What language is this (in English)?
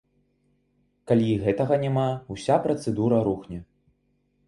Belarusian